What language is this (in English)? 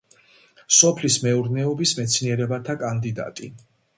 Georgian